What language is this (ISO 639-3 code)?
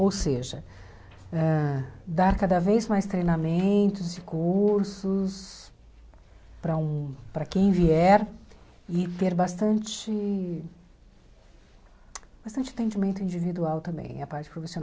por